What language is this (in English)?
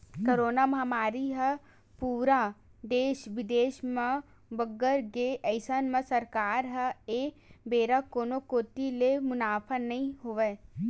Chhattisgarhi